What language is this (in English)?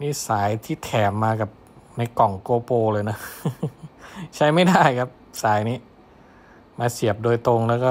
Thai